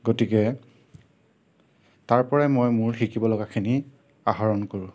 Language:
Assamese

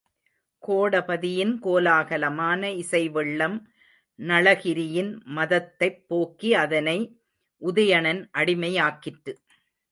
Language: Tamil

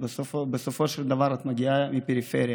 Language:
Hebrew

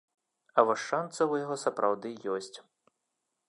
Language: Belarusian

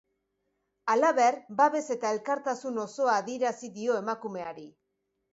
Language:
Basque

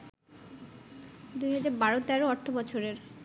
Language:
Bangla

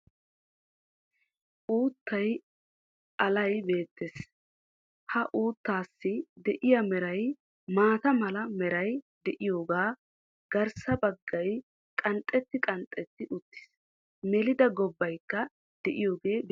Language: Wolaytta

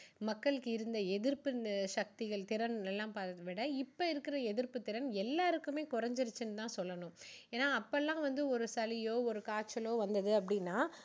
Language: Tamil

